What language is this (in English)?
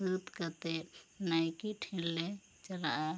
Santali